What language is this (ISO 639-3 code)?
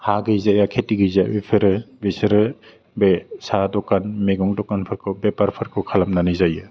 brx